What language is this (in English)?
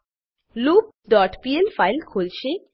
Gujarati